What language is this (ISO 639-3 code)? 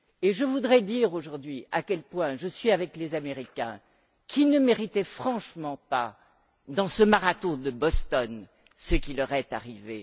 fra